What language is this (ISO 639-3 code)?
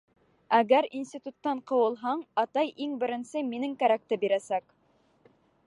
bak